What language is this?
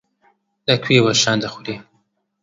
Central Kurdish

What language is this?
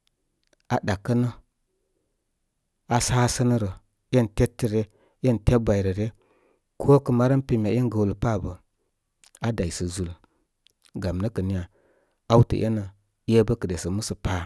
Koma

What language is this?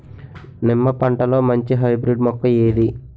Telugu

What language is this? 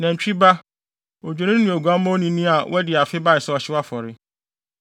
Akan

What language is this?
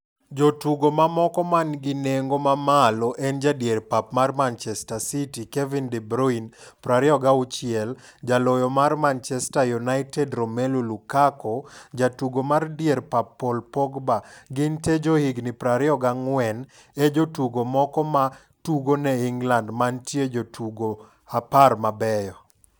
Luo (Kenya and Tanzania)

